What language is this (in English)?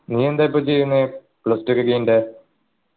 Malayalam